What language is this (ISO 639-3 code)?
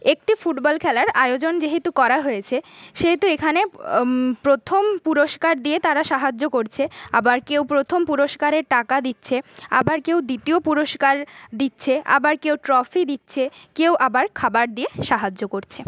ben